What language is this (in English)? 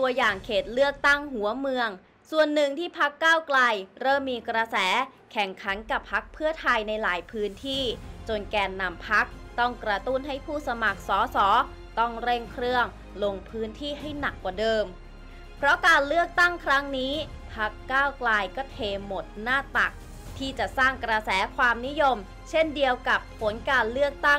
Thai